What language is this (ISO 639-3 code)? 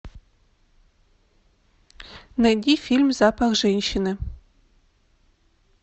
rus